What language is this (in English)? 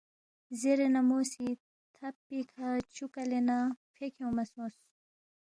Balti